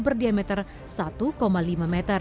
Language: Indonesian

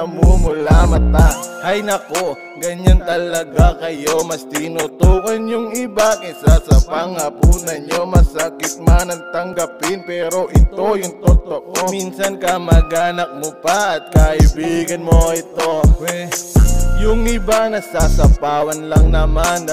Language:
Indonesian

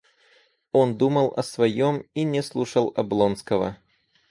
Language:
Russian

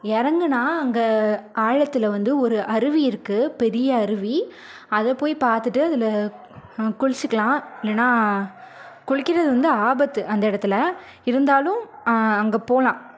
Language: Tamil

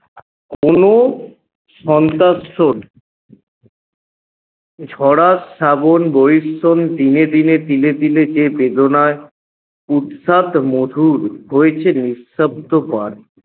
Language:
Bangla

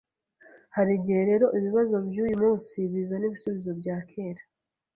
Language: Kinyarwanda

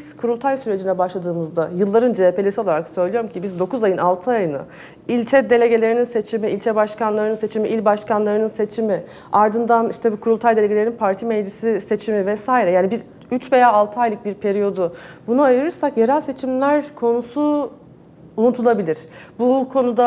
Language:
Turkish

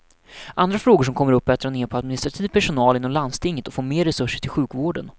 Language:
Swedish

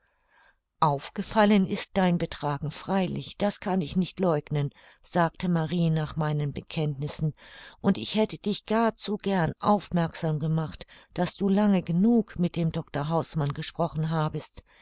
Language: German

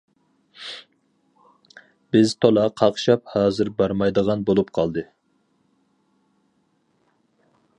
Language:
Uyghur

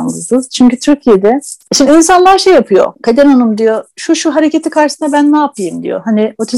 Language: Turkish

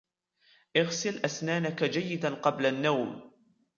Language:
Arabic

